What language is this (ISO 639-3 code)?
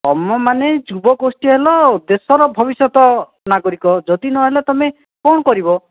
ori